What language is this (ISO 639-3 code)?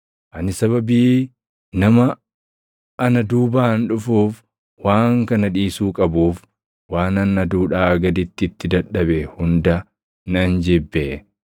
orm